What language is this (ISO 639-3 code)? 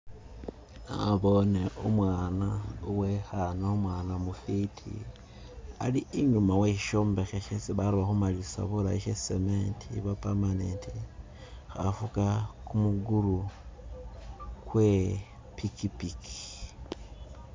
myx